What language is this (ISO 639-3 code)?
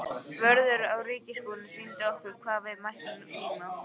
isl